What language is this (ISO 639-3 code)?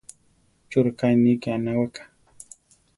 tar